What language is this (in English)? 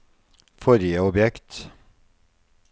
Norwegian